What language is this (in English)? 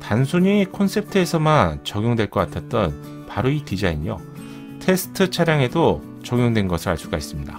Korean